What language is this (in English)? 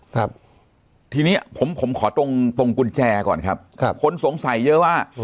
Thai